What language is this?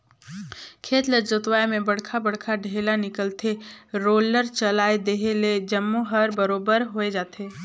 Chhattisgarhi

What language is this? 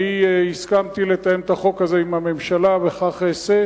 Hebrew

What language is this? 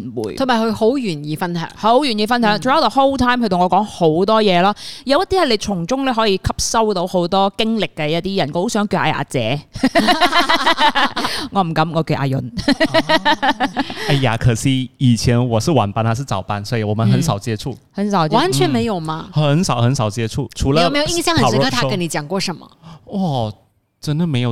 Chinese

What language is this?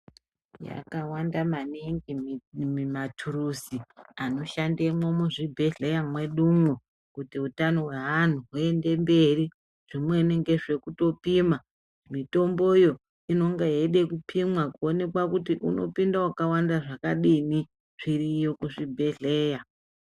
Ndau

